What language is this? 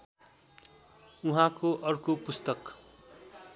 Nepali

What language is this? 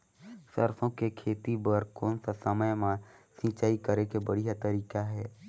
Chhattisgarhi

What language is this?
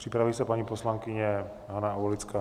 Czech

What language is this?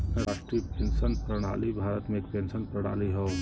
Bhojpuri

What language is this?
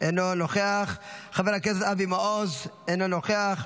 Hebrew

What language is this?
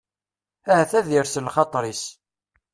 Kabyle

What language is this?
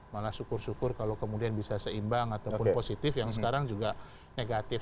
Indonesian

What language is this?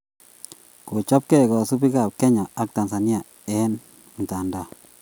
Kalenjin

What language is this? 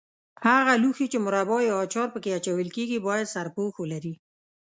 Pashto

